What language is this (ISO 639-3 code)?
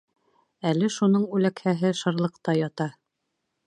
bak